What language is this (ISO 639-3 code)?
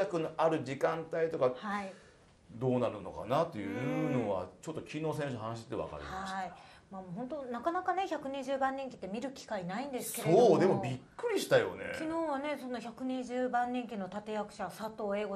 jpn